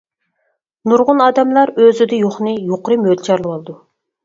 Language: Uyghur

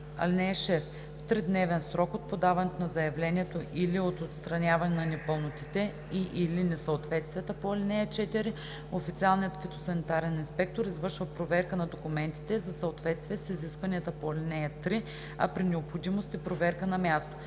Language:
Bulgarian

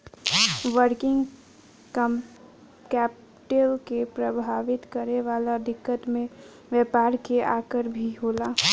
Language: Bhojpuri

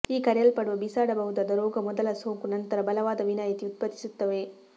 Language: Kannada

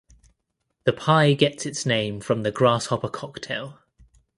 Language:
English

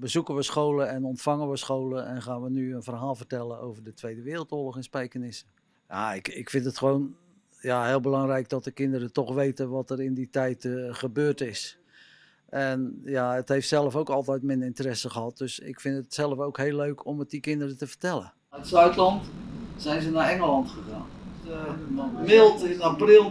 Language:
Dutch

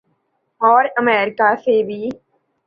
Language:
Urdu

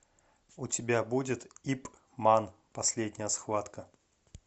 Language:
Russian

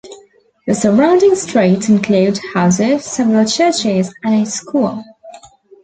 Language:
English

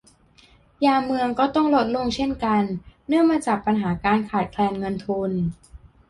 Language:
Thai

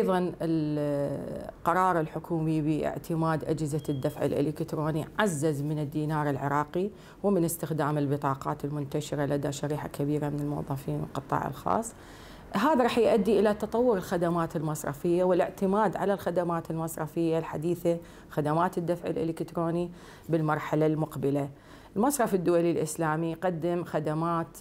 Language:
Arabic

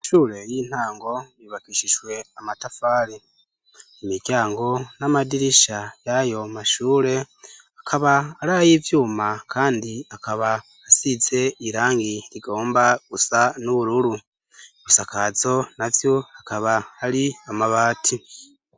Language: Rundi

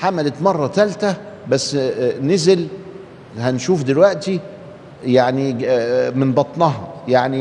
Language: Arabic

